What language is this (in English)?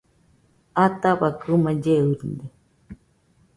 Nüpode Huitoto